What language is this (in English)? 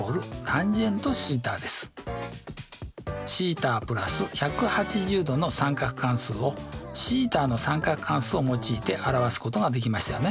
Japanese